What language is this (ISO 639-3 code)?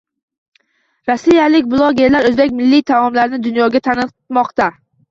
uzb